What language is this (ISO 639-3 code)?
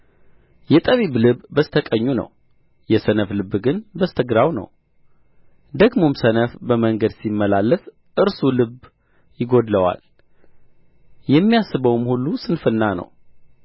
amh